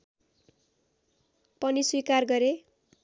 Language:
Nepali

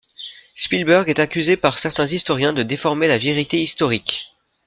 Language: French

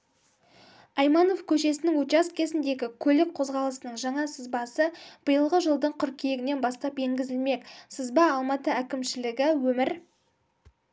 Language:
Kazakh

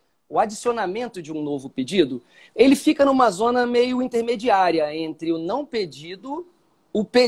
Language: Portuguese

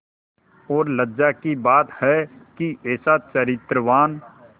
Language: Hindi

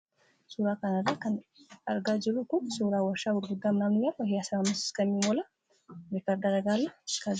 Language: Oromo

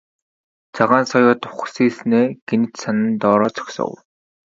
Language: Mongolian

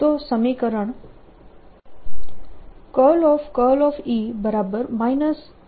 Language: Gujarati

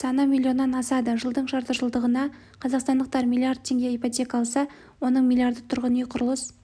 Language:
Kazakh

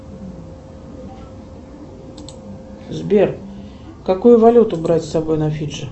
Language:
Russian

